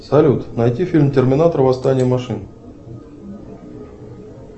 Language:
Russian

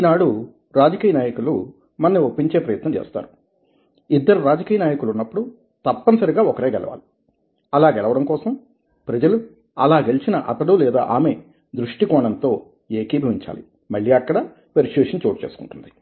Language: Telugu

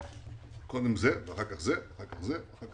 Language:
Hebrew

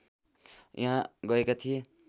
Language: Nepali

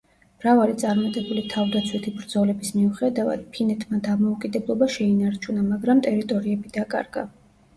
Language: Georgian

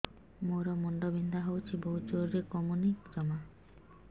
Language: Odia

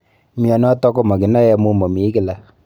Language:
Kalenjin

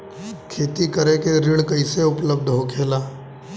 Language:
Bhojpuri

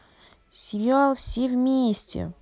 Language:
Russian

